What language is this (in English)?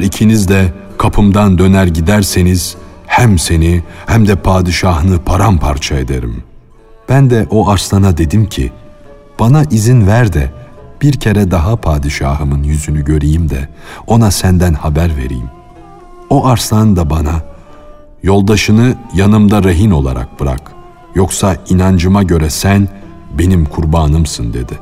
Turkish